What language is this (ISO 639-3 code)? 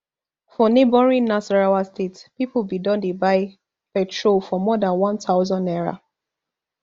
pcm